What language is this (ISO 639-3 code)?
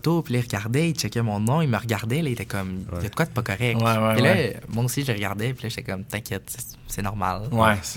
fra